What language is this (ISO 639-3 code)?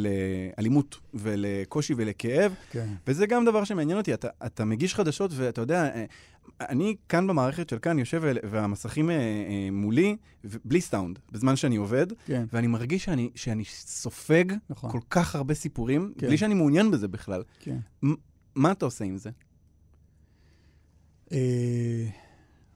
heb